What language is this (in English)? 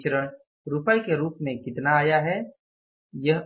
Hindi